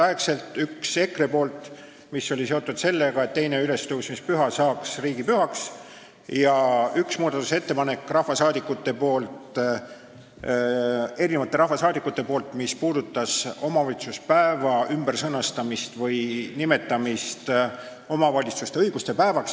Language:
Estonian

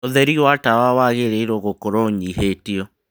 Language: Kikuyu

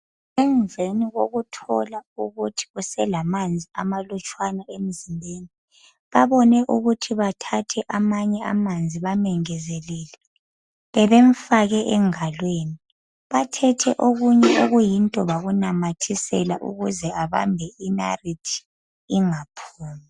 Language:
North Ndebele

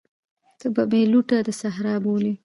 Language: Pashto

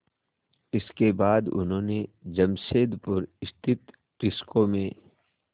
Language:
Hindi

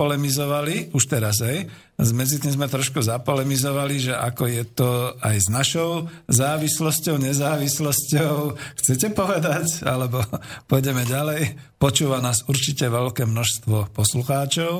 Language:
Slovak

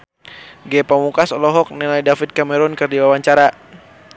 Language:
Sundanese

